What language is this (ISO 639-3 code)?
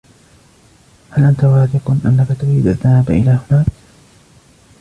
ara